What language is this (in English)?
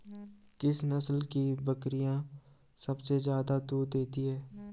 Hindi